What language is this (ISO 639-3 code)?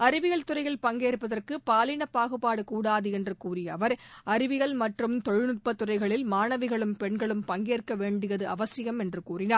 tam